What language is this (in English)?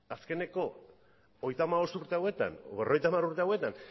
Basque